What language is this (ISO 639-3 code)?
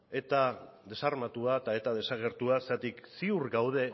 eus